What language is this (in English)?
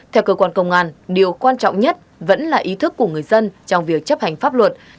Vietnamese